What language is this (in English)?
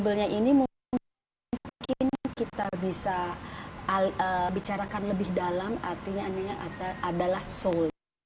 Indonesian